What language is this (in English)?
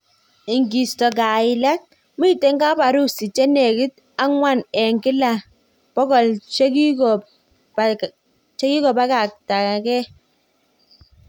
Kalenjin